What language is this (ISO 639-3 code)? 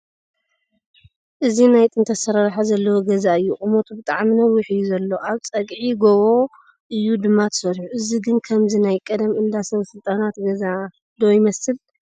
tir